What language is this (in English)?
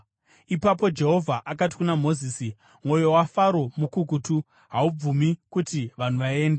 Shona